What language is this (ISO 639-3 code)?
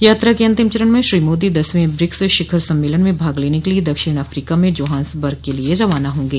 hin